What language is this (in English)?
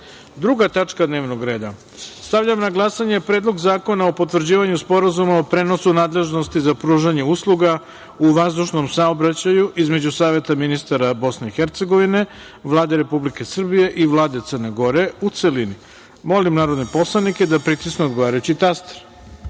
Serbian